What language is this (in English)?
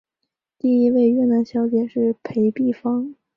Chinese